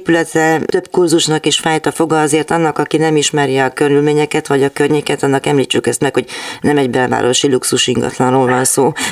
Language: Hungarian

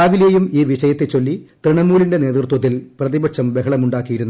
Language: Malayalam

